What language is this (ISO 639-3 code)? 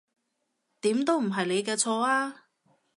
yue